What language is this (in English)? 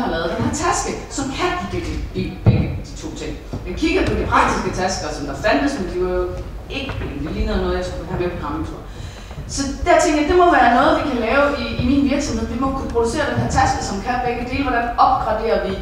Danish